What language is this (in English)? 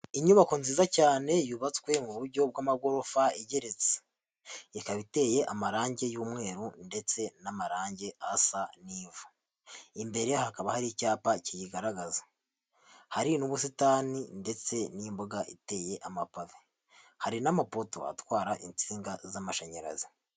Kinyarwanda